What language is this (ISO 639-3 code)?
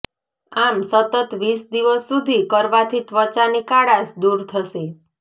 guj